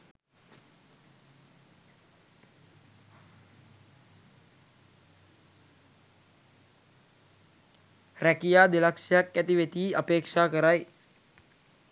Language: Sinhala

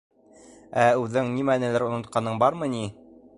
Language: Bashkir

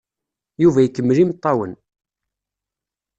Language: Kabyle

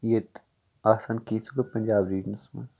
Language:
Kashmiri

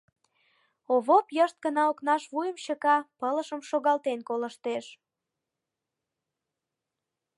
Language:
Mari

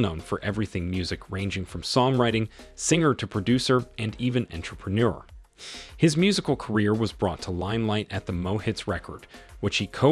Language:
English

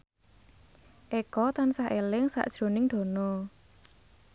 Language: Javanese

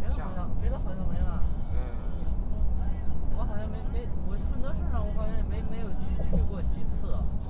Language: Chinese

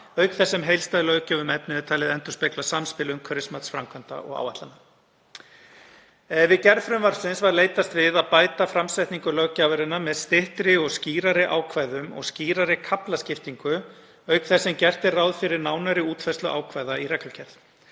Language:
Icelandic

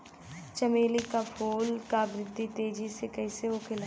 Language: Bhojpuri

